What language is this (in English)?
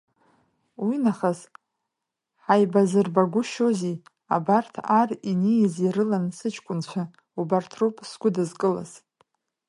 Abkhazian